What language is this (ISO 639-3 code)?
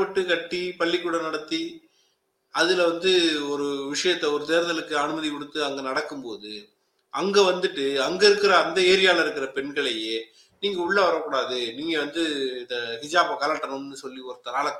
tam